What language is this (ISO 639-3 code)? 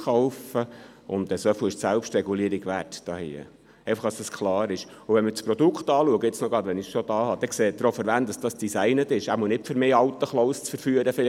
gsw